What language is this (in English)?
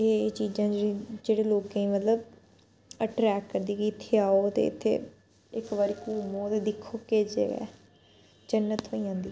Dogri